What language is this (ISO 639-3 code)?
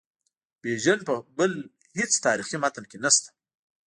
pus